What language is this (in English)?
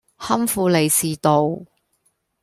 Cantonese